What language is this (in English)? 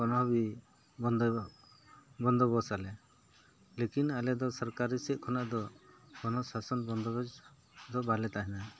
Santali